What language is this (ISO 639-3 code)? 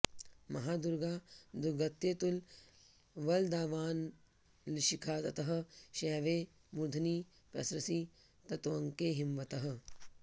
san